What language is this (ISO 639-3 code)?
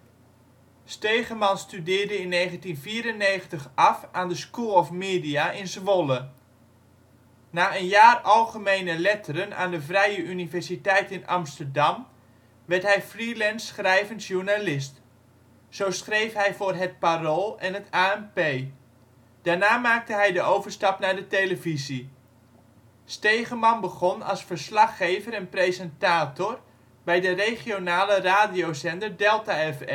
nld